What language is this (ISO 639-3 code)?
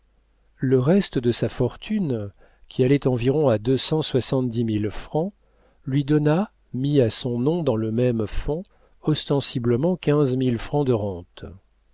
fra